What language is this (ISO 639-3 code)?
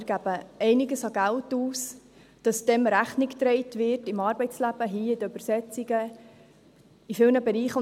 gsw